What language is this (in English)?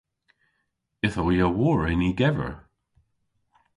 Cornish